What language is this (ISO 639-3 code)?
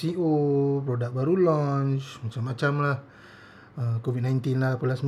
msa